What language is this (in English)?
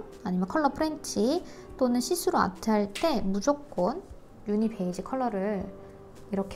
Korean